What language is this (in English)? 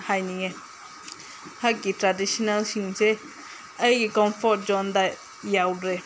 Manipuri